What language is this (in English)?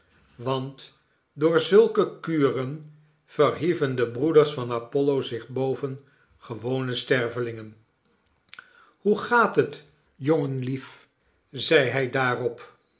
Dutch